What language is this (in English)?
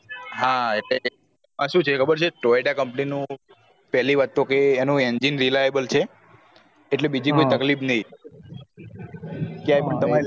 Gujarati